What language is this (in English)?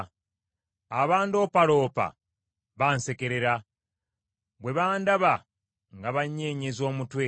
Ganda